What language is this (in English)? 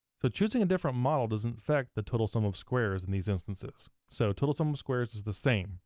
English